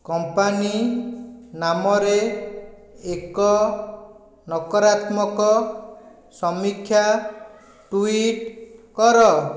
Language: Odia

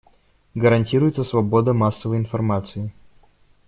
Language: Russian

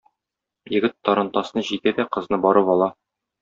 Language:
Tatar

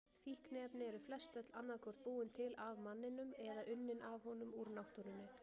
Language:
Icelandic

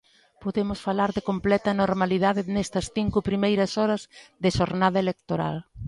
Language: Galician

